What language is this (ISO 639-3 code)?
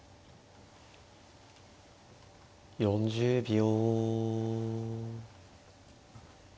jpn